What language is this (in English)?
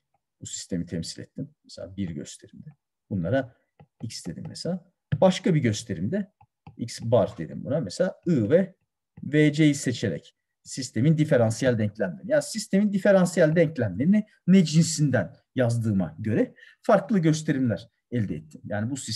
Turkish